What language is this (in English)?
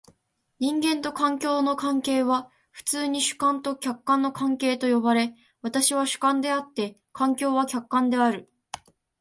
Japanese